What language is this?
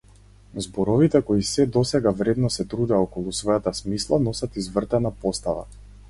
Macedonian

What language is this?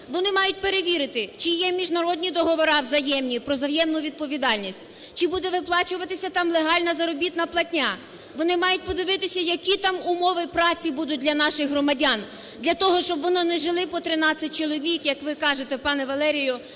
Ukrainian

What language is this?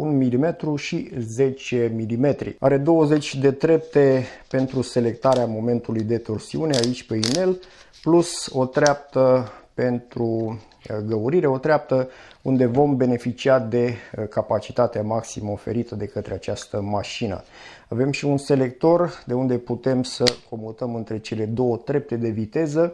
Romanian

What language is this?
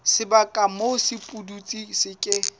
Southern Sotho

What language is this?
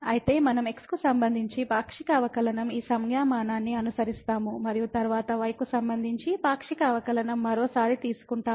Telugu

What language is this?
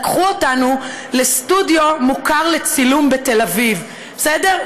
Hebrew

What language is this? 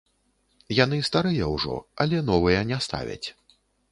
Belarusian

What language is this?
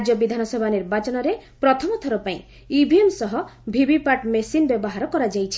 Odia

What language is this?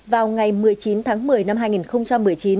Vietnamese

